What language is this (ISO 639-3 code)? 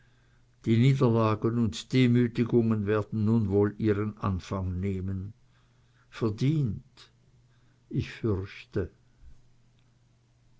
deu